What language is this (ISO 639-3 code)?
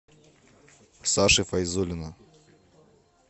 rus